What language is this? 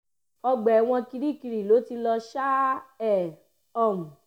Yoruba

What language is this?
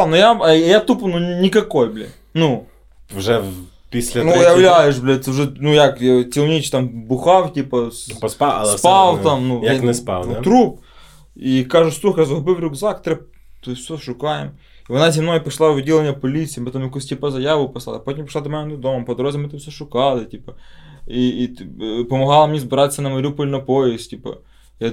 Ukrainian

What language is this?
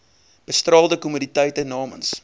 Afrikaans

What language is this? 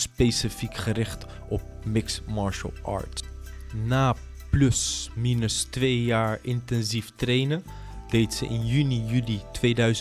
Dutch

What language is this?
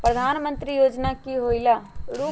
Magahi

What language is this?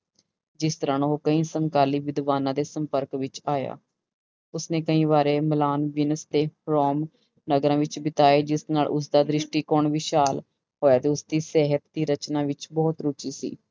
Punjabi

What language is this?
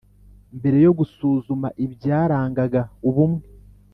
Kinyarwanda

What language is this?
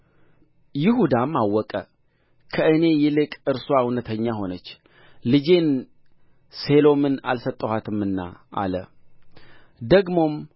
Amharic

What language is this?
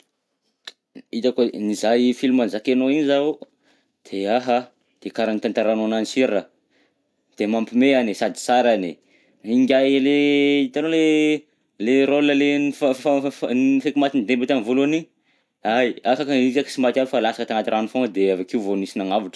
Southern Betsimisaraka Malagasy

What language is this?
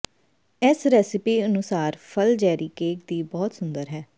Punjabi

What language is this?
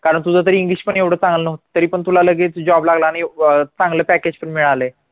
Marathi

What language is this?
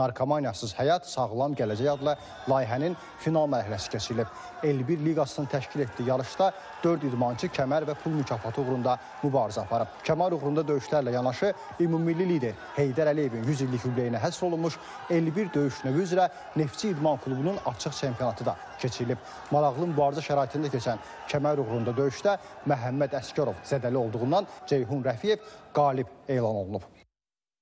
Turkish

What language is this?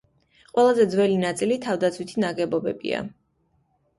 Georgian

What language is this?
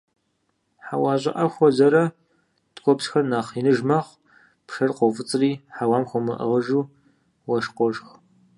Kabardian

